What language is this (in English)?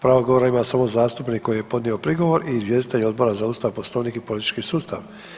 Croatian